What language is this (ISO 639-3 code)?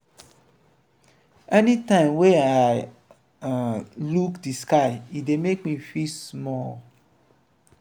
pcm